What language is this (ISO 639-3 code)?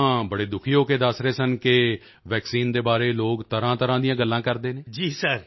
pan